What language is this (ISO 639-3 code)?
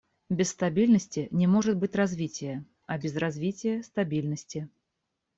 rus